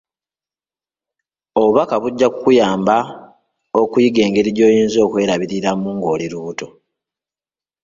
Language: Ganda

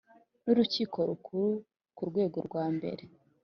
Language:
Kinyarwanda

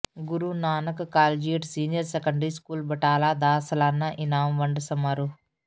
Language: Punjabi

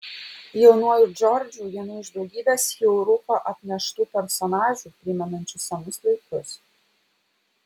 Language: Lithuanian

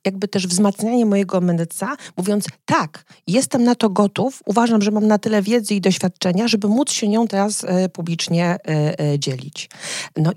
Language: Polish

